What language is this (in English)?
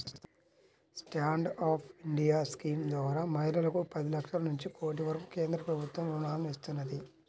Telugu